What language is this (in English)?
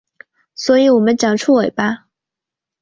Chinese